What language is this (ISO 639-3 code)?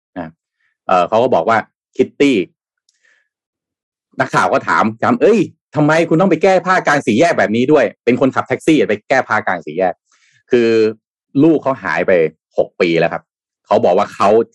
tha